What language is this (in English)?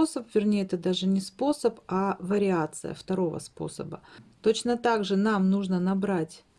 Russian